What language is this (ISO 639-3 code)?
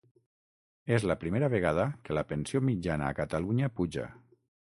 cat